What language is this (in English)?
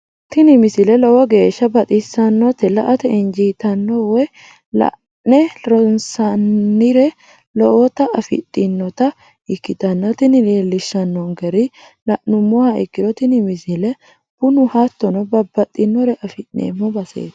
Sidamo